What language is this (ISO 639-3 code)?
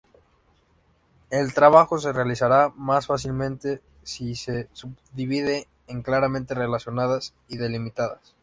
spa